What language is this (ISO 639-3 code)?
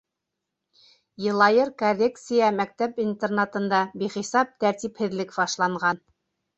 bak